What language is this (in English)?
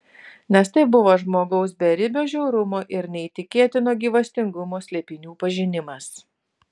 Lithuanian